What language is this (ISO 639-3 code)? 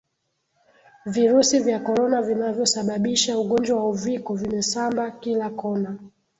swa